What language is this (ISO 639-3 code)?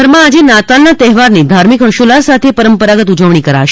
guj